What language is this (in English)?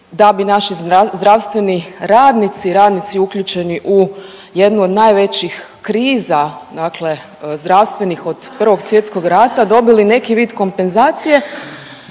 Croatian